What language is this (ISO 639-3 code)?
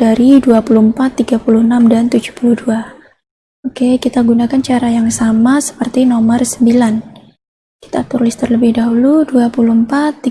ind